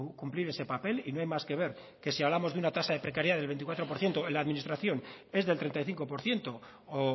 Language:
Spanish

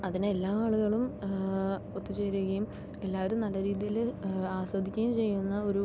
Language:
Malayalam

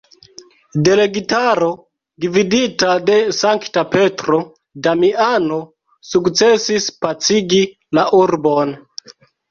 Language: Esperanto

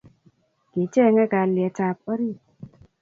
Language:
Kalenjin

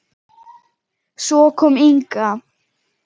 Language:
Icelandic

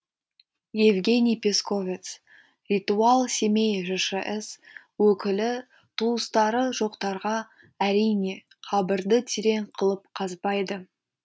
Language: Kazakh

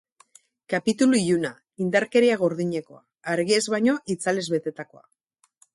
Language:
Basque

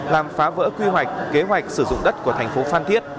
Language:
Vietnamese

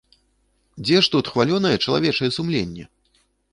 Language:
Belarusian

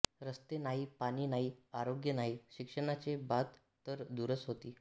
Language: Marathi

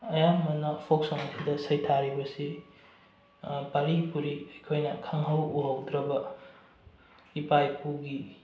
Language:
Manipuri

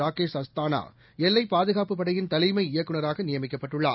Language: Tamil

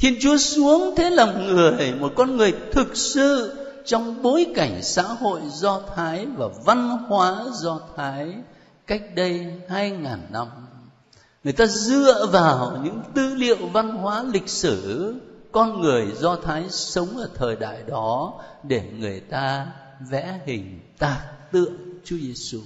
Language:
Vietnamese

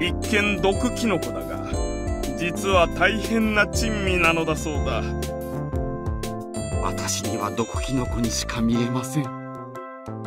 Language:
Japanese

